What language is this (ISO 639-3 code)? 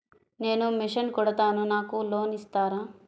tel